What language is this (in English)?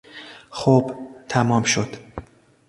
Persian